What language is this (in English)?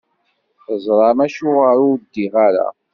Kabyle